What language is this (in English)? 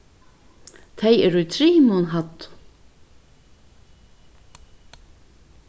Faroese